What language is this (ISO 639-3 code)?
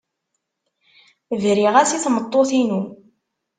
kab